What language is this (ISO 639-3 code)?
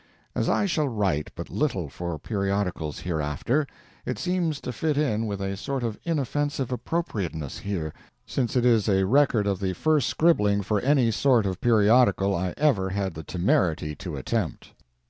eng